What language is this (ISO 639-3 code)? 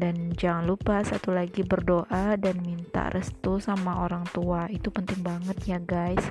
ind